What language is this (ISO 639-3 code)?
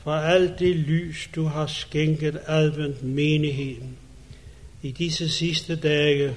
dan